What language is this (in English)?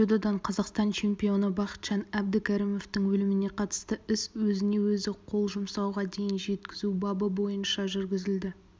Kazakh